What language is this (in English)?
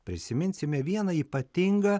Lithuanian